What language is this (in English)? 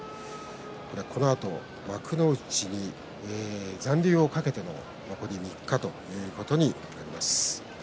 Japanese